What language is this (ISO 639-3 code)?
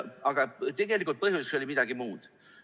est